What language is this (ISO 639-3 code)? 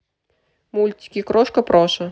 rus